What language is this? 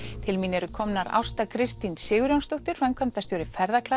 Icelandic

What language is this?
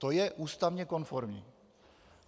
Czech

